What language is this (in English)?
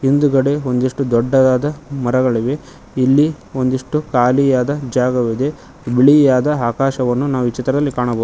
Kannada